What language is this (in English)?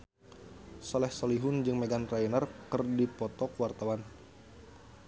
Sundanese